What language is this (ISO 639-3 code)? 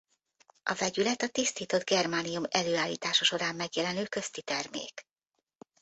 hun